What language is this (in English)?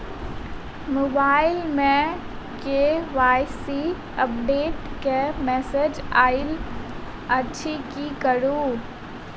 Maithili